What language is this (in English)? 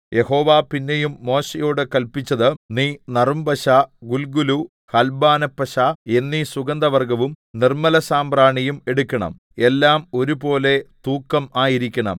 Malayalam